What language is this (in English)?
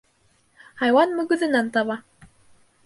Bashkir